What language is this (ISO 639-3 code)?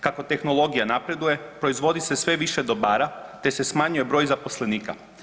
hrv